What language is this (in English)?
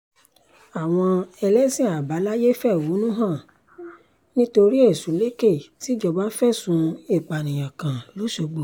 Yoruba